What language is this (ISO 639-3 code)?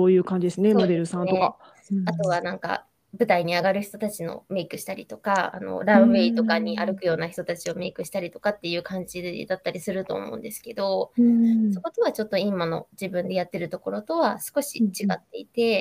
jpn